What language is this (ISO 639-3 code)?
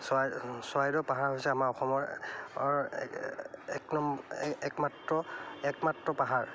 asm